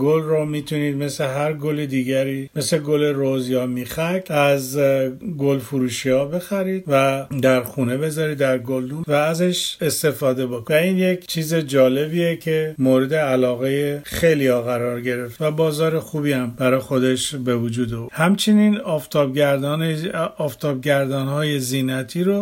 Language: Persian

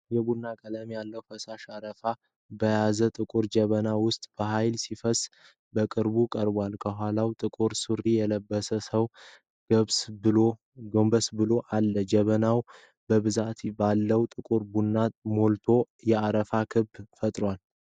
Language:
Amharic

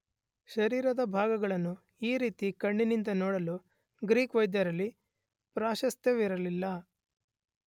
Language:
Kannada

